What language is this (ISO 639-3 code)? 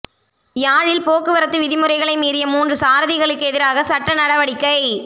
tam